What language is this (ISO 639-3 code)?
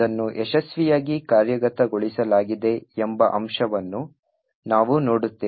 kan